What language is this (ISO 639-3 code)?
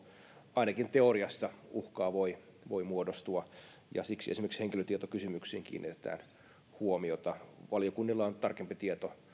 fin